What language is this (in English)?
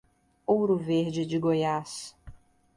Portuguese